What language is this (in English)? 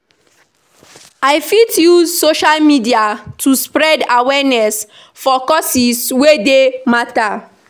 Nigerian Pidgin